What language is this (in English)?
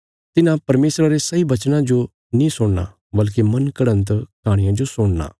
Bilaspuri